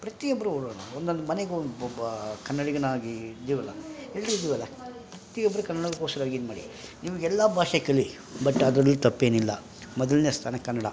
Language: Kannada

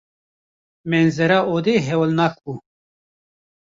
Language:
Kurdish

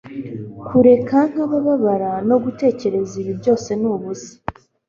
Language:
Kinyarwanda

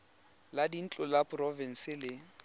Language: Tswana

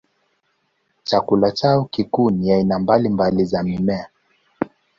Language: Swahili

